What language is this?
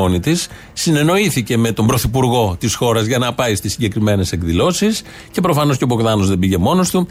Greek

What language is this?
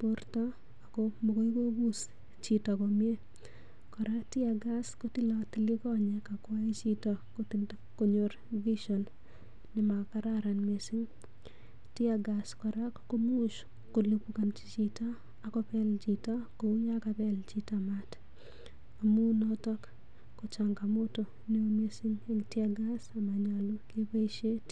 Kalenjin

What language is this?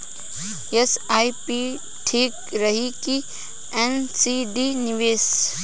Bhojpuri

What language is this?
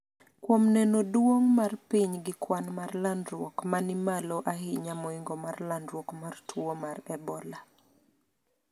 Luo (Kenya and Tanzania)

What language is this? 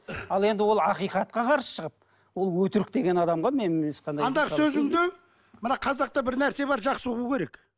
Kazakh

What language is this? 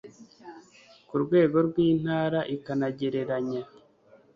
Kinyarwanda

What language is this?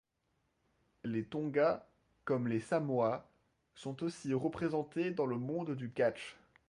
French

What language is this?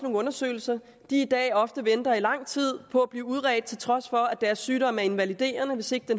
Danish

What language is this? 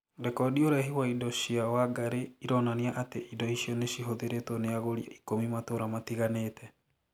Kikuyu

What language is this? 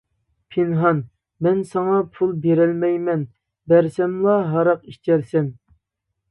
Uyghur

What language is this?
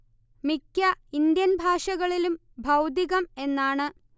Malayalam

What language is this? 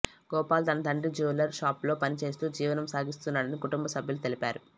Telugu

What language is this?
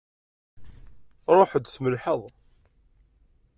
Kabyle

